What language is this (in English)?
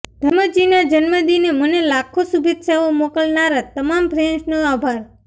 Gujarati